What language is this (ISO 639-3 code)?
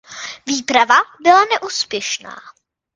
ces